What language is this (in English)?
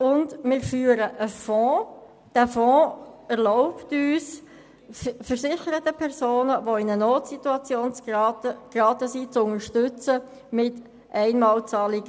Swiss German